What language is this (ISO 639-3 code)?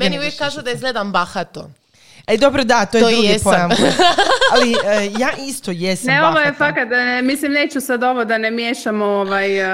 hrv